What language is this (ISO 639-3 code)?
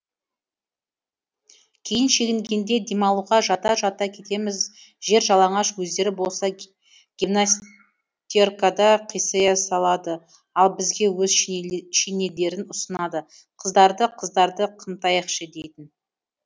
kaz